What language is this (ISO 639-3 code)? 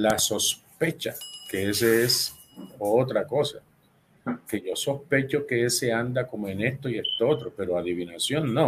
spa